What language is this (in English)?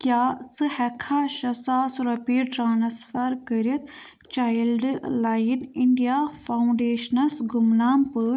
Kashmiri